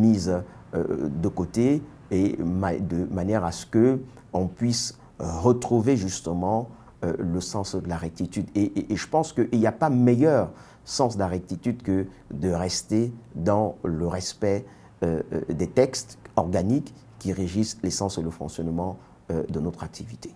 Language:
French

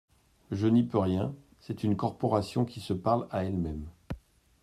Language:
French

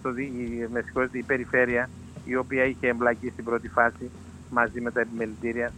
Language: Greek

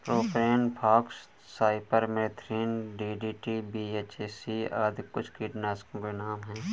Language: Hindi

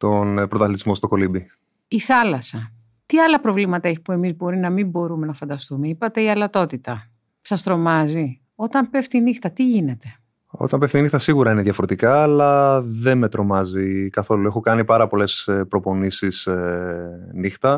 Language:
Greek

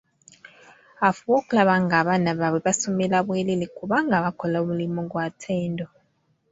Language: Ganda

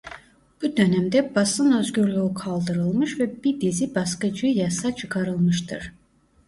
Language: Turkish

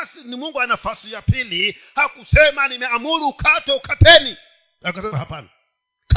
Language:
Swahili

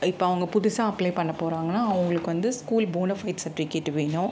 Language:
Tamil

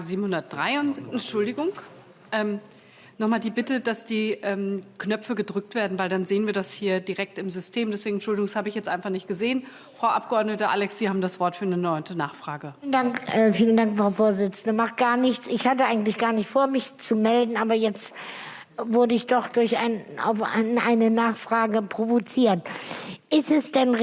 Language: German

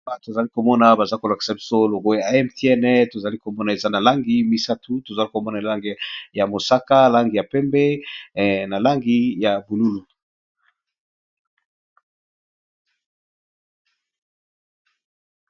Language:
Lingala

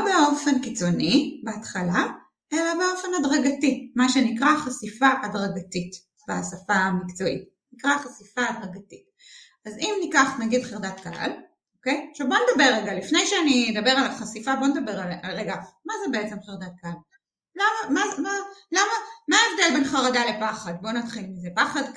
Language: Hebrew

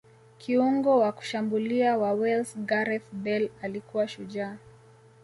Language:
Swahili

